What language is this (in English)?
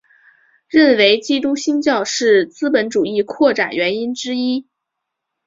Chinese